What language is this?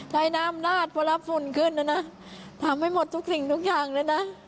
Thai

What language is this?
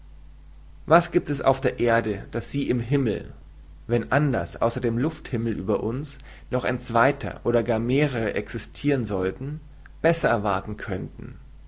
German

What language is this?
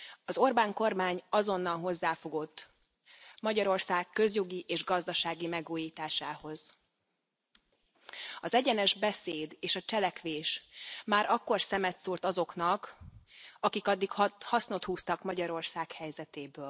Hungarian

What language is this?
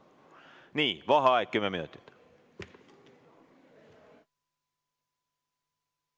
Estonian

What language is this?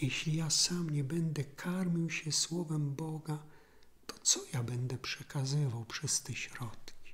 Polish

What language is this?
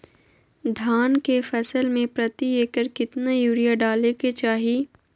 Magahi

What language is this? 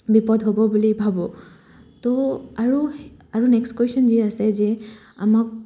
Assamese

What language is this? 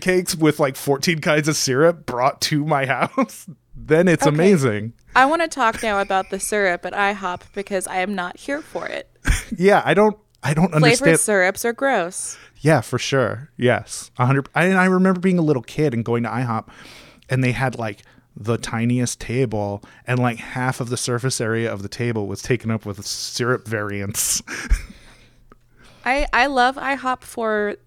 English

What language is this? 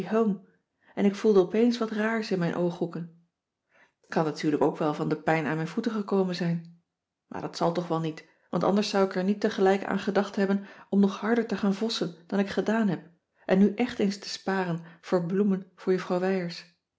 Dutch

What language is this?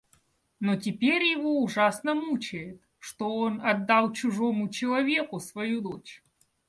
Russian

